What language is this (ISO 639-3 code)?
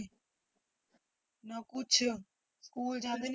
pan